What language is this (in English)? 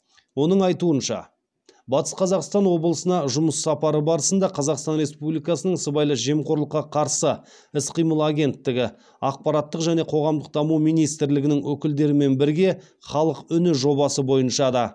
Kazakh